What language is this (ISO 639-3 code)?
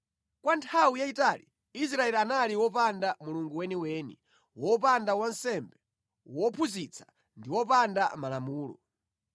nya